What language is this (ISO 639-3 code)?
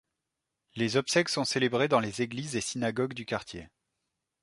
fra